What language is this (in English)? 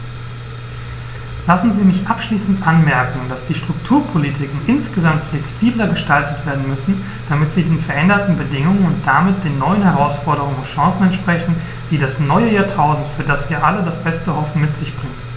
German